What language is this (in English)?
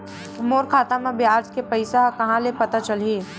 Chhattisgarhi